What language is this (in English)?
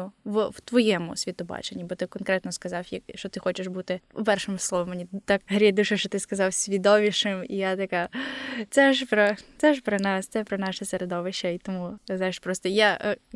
Ukrainian